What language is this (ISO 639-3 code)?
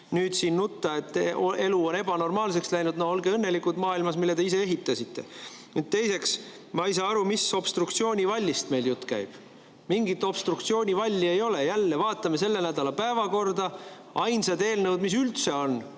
est